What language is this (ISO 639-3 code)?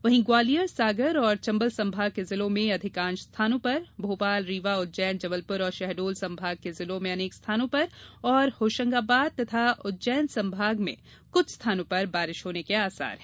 hin